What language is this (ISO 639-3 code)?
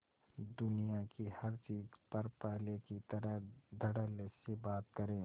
hin